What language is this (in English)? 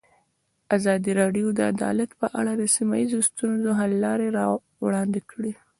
Pashto